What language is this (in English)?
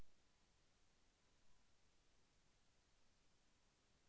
Telugu